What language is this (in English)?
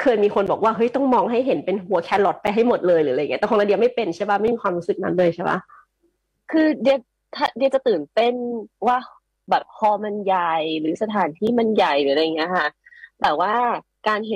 Thai